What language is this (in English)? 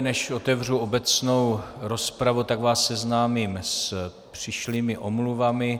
Czech